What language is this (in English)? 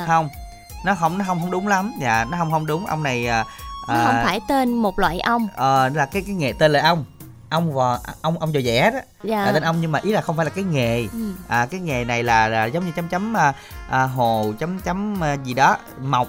Vietnamese